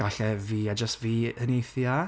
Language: Welsh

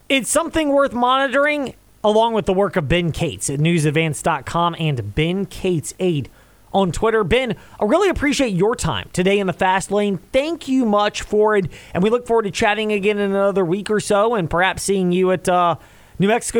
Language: English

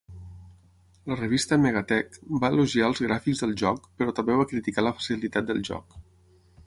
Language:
Catalan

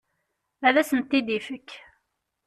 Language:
Kabyle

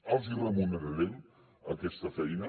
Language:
Catalan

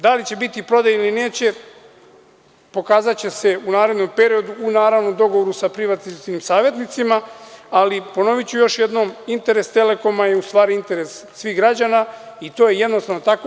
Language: Serbian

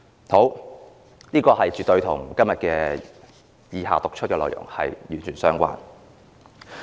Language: Cantonese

